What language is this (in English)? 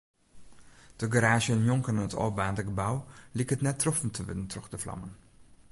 Western Frisian